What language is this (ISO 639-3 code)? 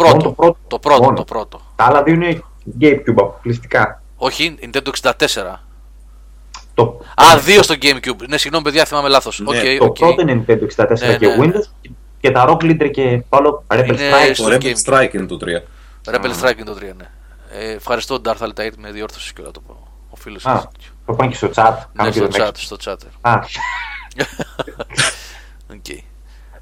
ell